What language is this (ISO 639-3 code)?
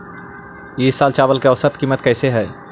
mag